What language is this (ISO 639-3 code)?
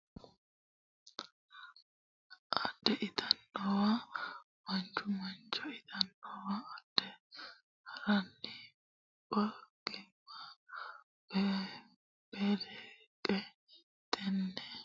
sid